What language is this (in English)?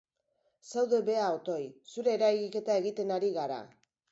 Basque